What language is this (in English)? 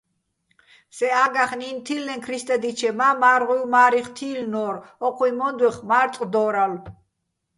Bats